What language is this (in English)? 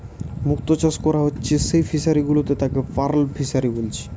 Bangla